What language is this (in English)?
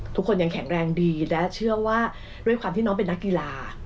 Thai